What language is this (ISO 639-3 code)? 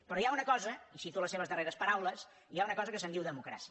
cat